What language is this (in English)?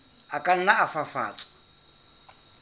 Southern Sotho